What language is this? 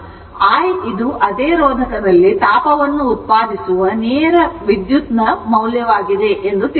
Kannada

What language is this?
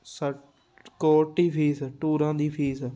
Punjabi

